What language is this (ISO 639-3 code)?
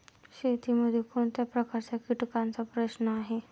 mar